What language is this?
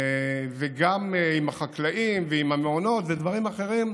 Hebrew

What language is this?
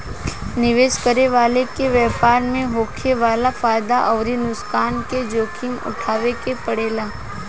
Bhojpuri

